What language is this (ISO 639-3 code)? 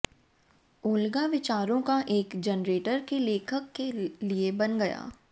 hin